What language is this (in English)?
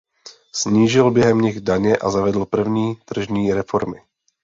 Czech